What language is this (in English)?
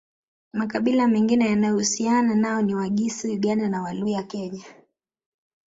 Swahili